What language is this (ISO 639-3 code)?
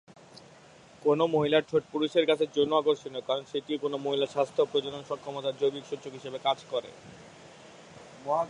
ben